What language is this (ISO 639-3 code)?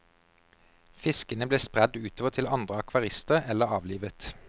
nor